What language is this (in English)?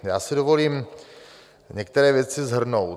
Czech